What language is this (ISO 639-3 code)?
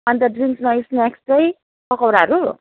nep